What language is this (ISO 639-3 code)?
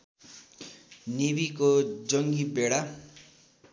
nep